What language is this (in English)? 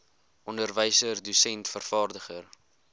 Afrikaans